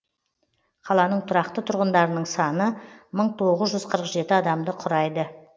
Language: Kazakh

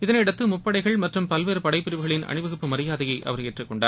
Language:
Tamil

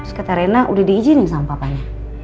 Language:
Indonesian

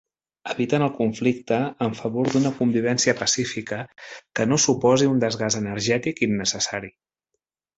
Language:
Catalan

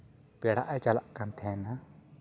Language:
Santali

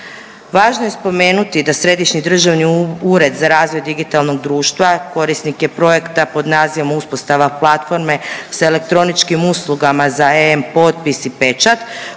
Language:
Croatian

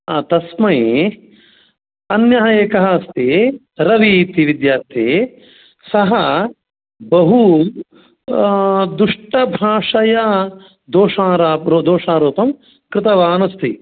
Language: Sanskrit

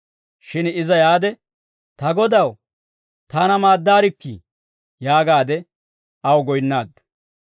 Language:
Dawro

